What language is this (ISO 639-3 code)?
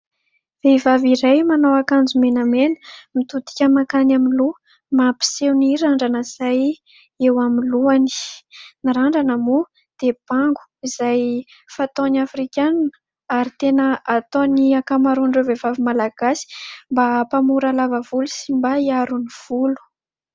mlg